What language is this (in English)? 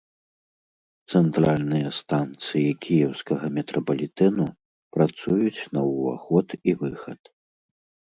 Belarusian